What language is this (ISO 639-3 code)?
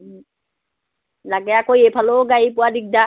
asm